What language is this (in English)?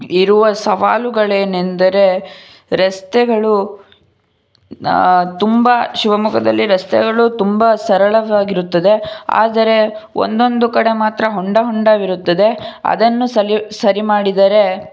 Kannada